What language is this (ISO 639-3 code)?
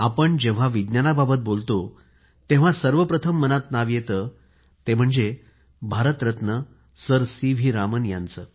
mar